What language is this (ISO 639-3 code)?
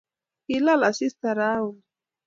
kln